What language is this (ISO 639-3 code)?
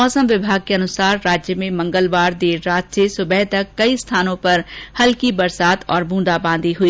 hin